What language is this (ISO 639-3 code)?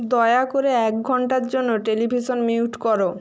ben